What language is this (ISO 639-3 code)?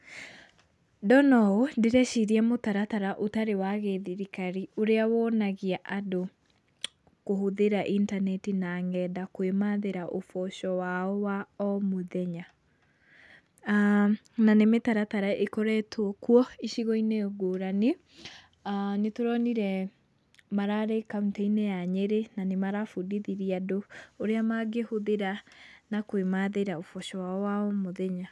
kik